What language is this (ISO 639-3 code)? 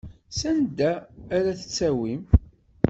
kab